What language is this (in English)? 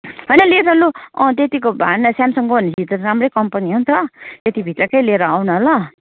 Nepali